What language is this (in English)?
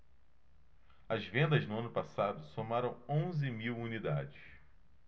Portuguese